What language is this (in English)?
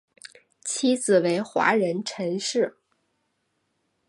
Chinese